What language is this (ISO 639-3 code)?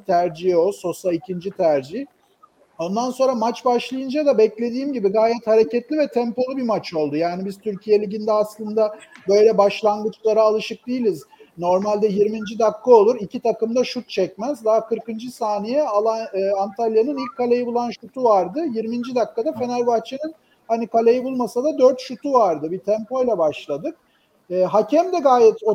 tur